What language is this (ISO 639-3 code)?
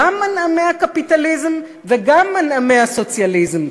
heb